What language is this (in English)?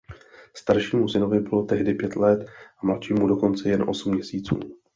Czech